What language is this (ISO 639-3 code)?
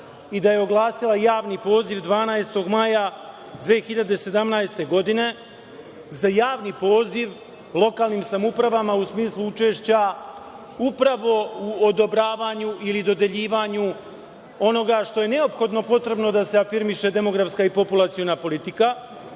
srp